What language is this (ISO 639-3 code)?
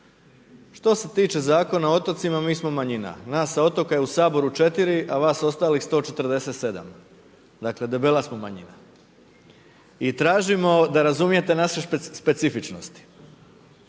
hrv